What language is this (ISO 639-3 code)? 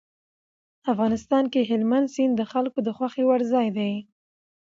pus